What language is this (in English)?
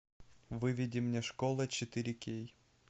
Russian